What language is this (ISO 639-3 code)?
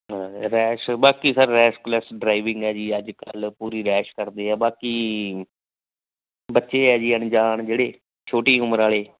pan